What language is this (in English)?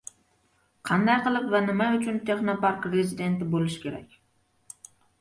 Uzbek